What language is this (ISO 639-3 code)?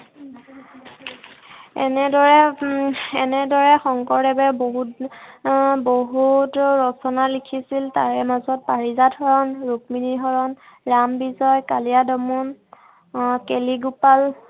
asm